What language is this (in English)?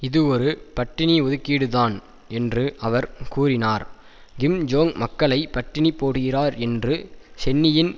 Tamil